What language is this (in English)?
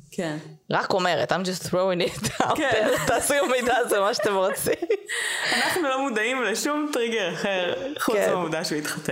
Hebrew